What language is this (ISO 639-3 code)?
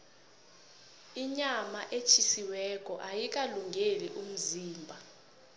nbl